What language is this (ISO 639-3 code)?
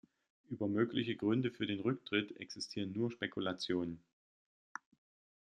deu